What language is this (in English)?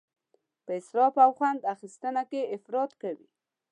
Pashto